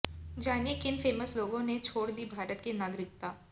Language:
Hindi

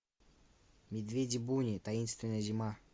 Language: Russian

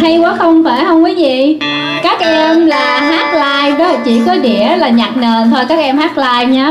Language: Vietnamese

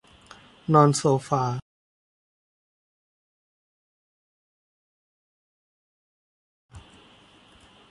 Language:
Thai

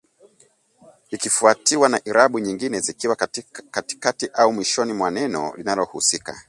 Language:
Swahili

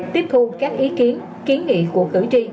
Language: Vietnamese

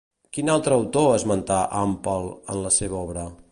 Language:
Catalan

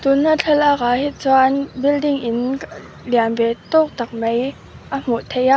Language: Mizo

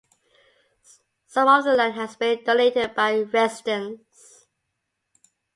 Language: English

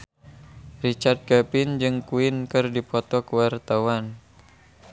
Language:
Sundanese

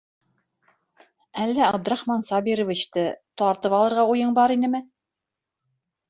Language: Bashkir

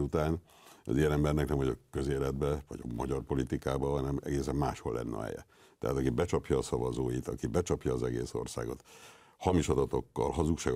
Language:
Hungarian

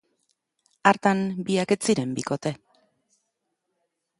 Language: Basque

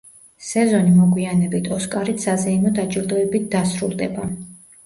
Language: Georgian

